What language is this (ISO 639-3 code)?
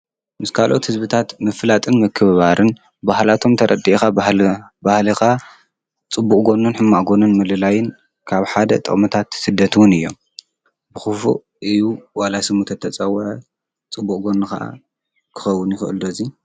tir